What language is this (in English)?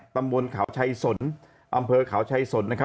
Thai